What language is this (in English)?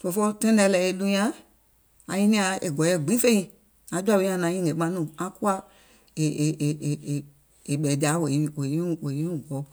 Gola